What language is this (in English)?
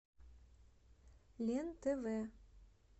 Russian